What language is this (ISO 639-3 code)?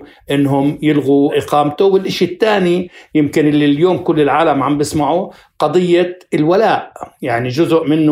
ara